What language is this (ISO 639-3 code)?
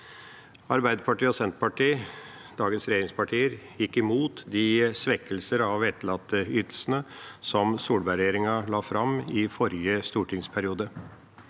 nor